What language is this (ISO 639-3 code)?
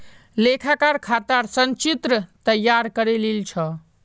mag